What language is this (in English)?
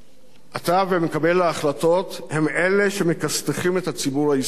Hebrew